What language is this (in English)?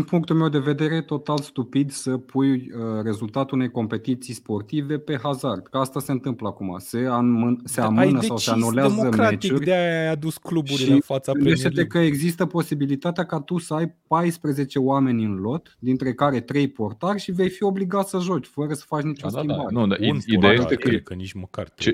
Romanian